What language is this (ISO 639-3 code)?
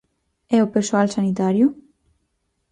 glg